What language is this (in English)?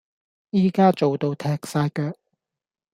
Cantonese